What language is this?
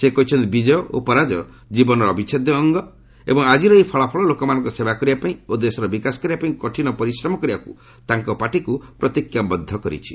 Odia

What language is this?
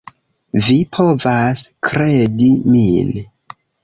Esperanto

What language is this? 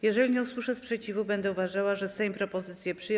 Polish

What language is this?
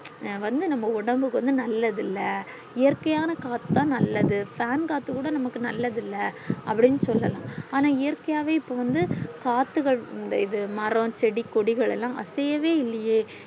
Tamil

